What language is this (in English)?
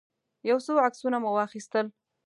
Pashto